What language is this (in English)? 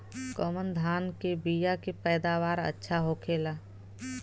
Bhojpuri